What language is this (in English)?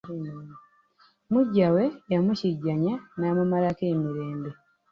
Ganda